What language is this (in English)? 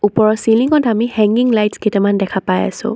Assamese